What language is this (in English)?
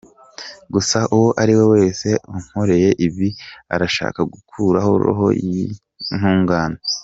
Kinyarwanda